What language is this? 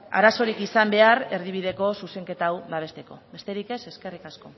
Basque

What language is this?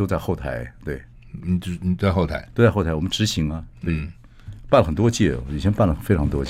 Chinese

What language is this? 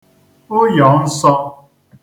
Igbo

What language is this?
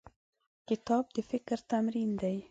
Pashto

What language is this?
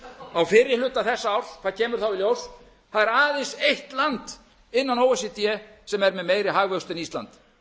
Icelandic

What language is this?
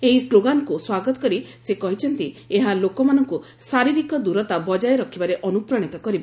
Odia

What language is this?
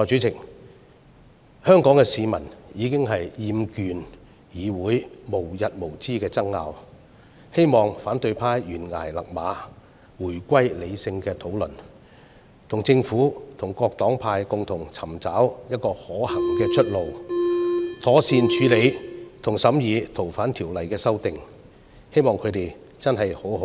Cantonese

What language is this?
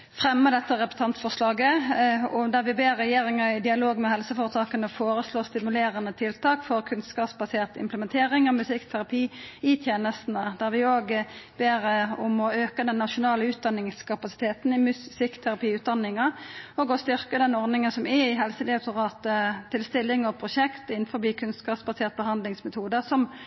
Norwegian Nynorsk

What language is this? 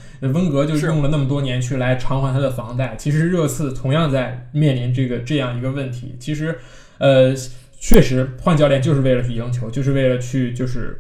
Chinese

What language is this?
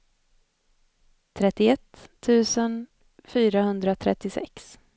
Swedish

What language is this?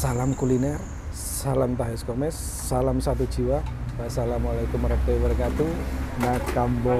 Indonesian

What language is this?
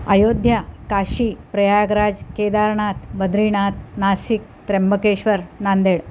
Marathi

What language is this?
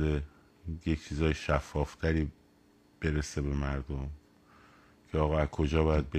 Persian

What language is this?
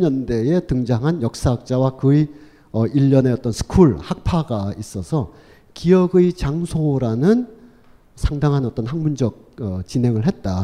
Korean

